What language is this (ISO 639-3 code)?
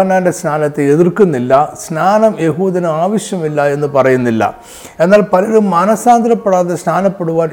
mal